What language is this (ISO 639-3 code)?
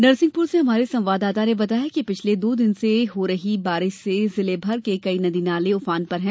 hin